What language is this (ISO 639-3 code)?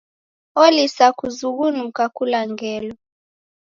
dav